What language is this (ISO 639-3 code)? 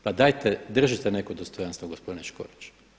hrv